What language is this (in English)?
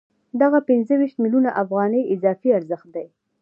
Pashto